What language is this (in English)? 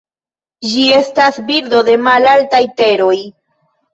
Esperanto